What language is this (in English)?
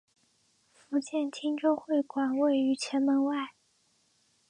Chinese